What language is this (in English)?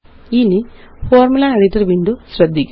Malayalam